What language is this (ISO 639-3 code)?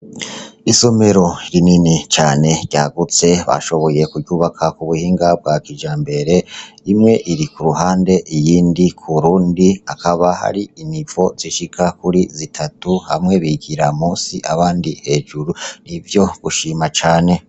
run